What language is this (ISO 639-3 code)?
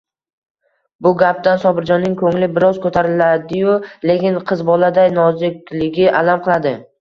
uzb